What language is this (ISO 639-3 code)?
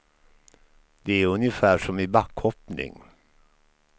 swe